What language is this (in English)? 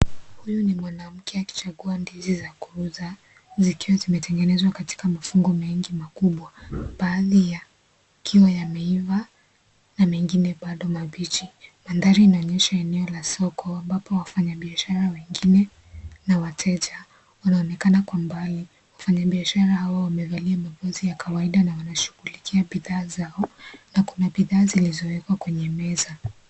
Swahili